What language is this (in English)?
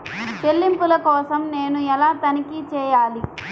Telugu